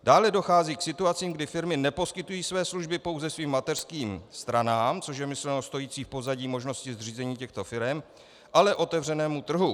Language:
Czech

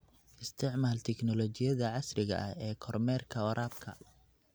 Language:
Somali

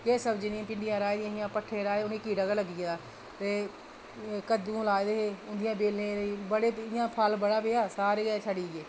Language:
Dogri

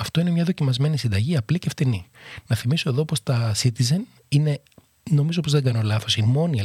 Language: Greek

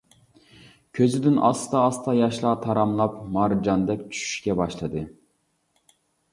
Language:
Uyghur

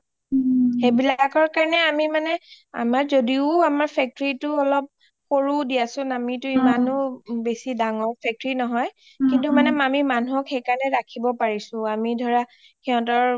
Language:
Assamese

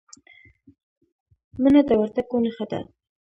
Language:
Pashto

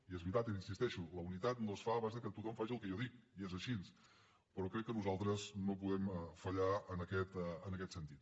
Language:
Catalan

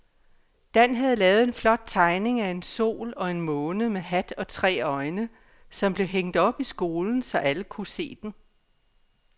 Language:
Danish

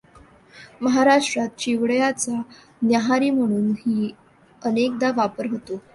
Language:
Marathi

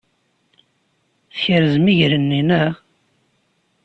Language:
Kabyle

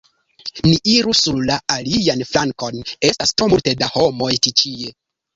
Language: Esperanto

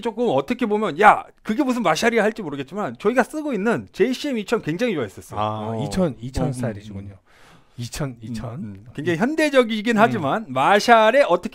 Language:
Korean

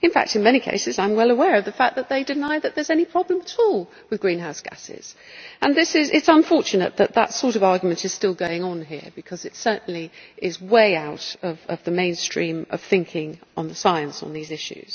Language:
English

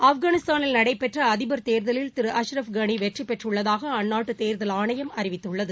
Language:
Tamil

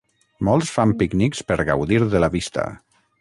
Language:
Catalan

